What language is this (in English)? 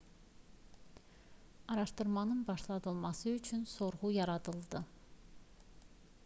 Azerbaijani